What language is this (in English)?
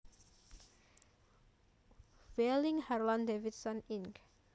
Javanese